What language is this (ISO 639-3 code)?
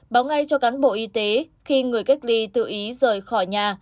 vie